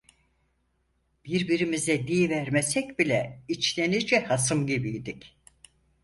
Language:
Turkish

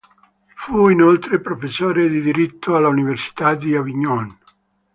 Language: Italian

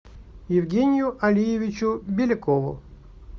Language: Russian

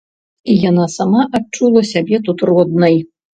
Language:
Belarusian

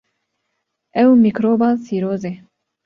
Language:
Kurdish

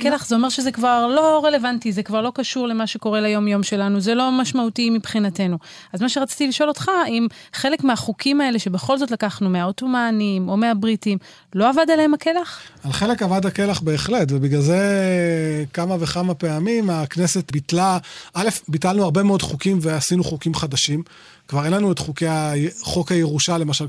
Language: Hebrew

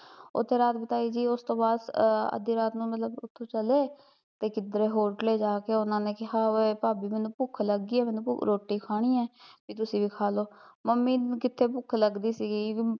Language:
Punjabi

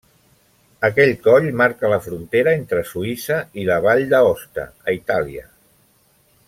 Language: Catalan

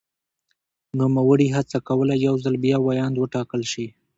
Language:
Pashto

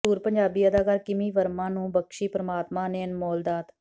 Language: Punjabi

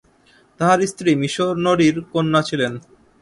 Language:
Bangla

